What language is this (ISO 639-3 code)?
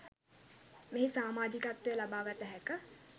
sin